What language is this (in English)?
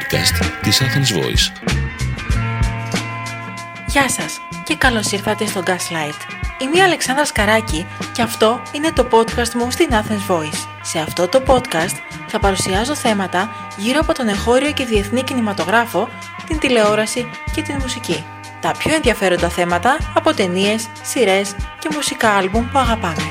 Greek